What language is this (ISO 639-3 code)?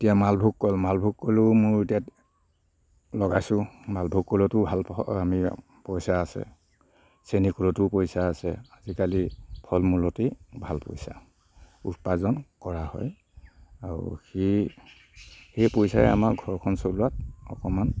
asm